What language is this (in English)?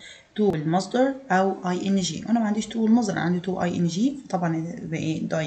Arabic